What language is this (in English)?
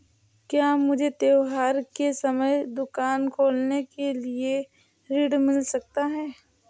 Hindi